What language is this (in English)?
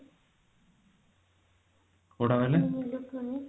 Odia